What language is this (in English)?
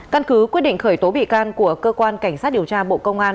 Vietnamese